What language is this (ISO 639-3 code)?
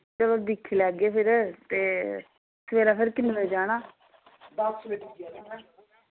doi